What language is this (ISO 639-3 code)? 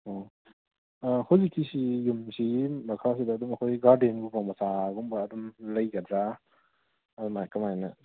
mni